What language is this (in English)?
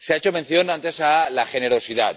Spanish